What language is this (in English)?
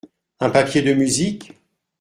French